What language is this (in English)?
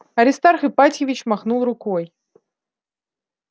Russian